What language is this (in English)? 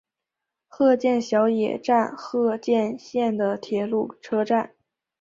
Chinese